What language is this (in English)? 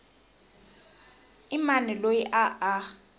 Tsonga